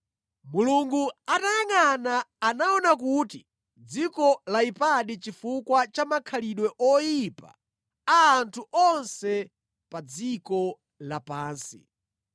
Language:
Nyanja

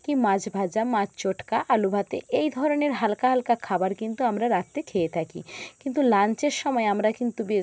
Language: Bangla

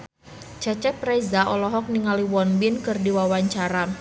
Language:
Sundanese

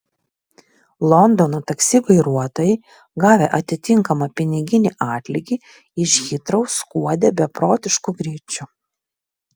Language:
Lithuanian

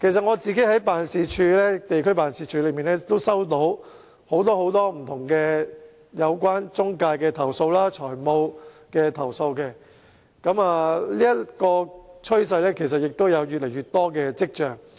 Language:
Cantonese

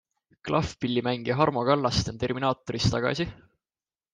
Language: Estonian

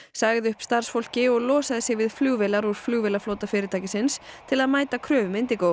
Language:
Icelandic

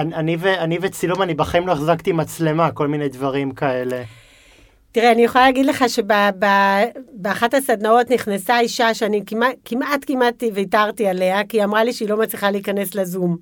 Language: Hebrew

